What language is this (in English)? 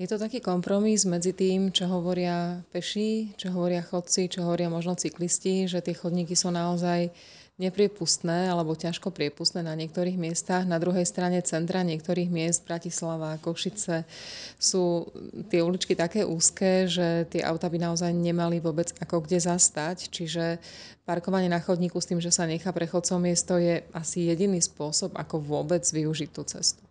Slovak